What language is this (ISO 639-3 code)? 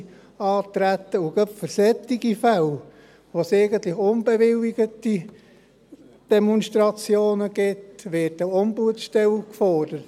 gsw